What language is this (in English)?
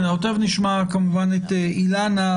Hebrew